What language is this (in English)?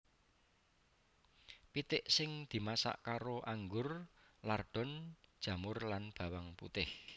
Javanese